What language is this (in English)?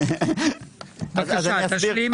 Hebrew